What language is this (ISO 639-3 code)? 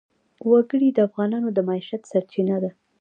pus